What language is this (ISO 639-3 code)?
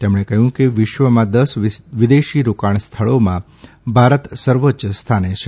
guj